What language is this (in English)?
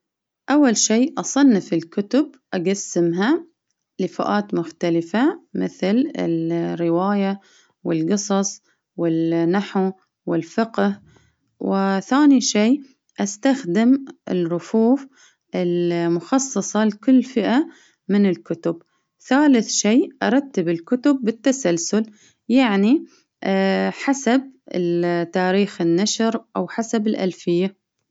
Baharna Arabic